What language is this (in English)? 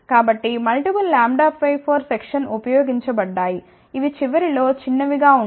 Telugu